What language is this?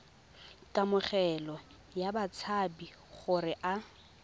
Tswana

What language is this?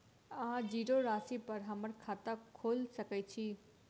Maithili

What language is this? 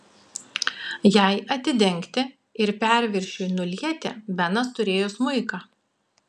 Lithuanian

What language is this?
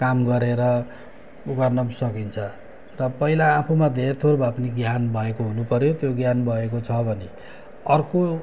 Nepali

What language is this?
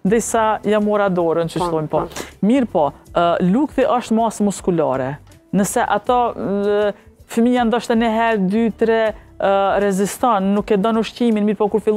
Romanian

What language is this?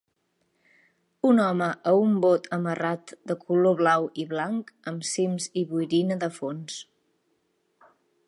Catalan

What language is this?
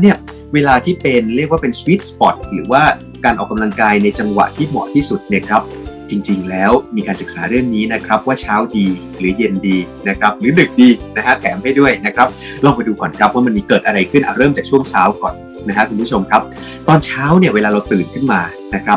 Thai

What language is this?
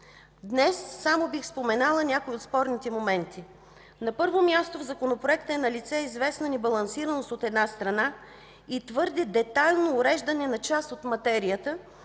Bulgarian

